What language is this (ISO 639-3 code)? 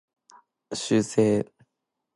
jpn